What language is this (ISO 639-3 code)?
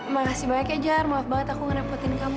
ind